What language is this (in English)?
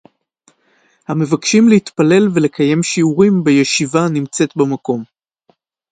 Hebrew